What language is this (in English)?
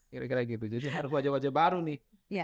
Indonesian